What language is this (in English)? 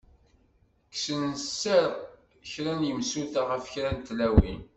Kabyle